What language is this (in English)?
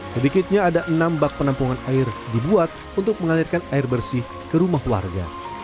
Indonesian